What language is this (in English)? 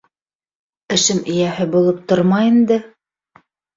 Bashkir